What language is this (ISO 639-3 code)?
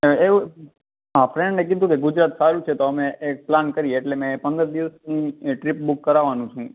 guj